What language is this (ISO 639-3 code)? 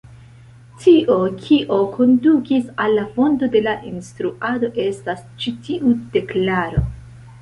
epo